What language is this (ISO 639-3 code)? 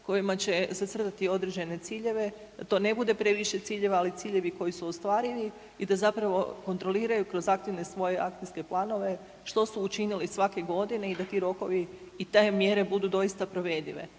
hrv